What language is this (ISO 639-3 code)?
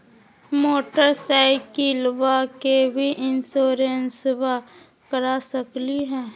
mag